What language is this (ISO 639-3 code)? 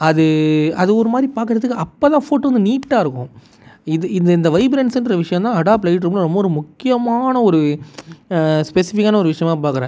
tam